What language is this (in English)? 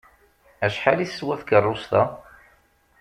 Kabyle